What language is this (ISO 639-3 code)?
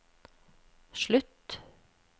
nor